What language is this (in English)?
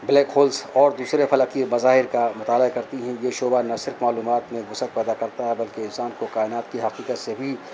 Urdu